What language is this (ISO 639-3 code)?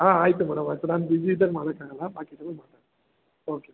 kan